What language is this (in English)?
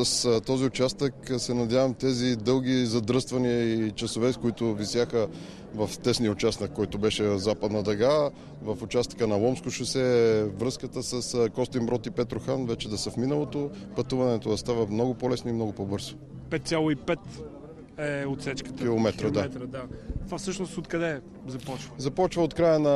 Bulgarian